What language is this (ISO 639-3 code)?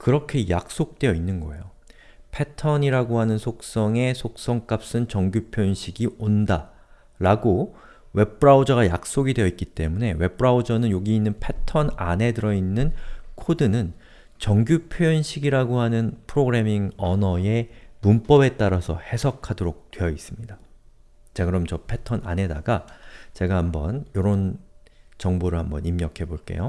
kor